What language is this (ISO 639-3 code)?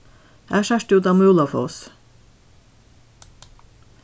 fao